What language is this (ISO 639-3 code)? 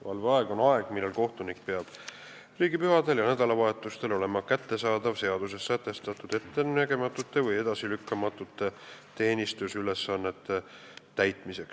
est